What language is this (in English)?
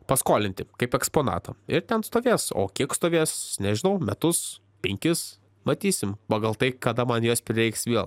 Lithuanian